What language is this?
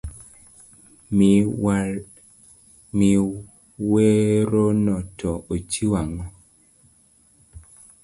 Luo (Kenya and Tanzania)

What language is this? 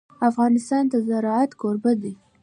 Pashto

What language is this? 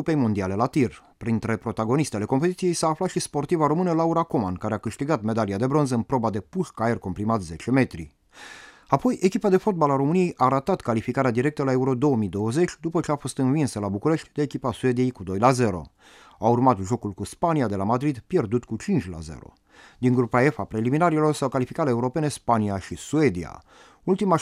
Romanian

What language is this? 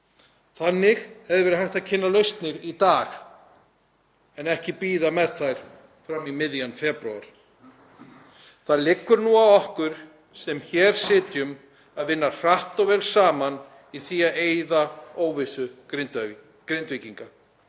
Icelandic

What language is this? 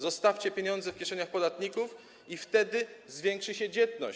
Polish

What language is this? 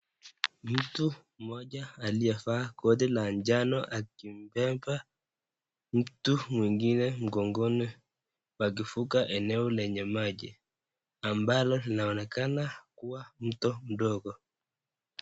Swahili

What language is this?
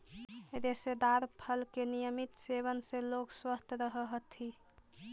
Magahi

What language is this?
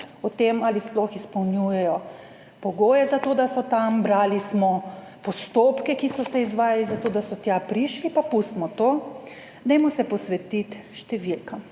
Slovenian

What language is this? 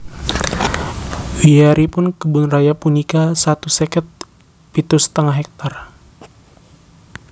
Javanese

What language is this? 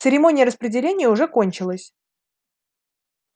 Russian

